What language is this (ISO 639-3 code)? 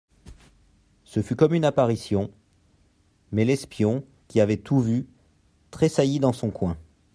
fra